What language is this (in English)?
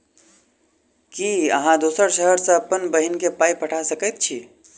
Maithili